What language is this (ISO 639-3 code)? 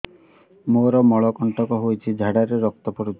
ori